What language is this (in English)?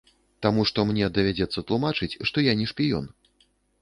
Belarusian